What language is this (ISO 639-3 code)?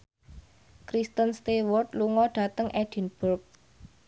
jav